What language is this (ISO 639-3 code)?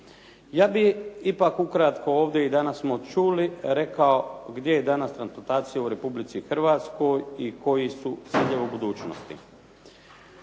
hrv